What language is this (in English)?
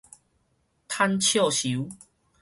Min Nan Chinese